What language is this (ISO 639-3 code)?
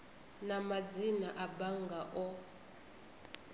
ven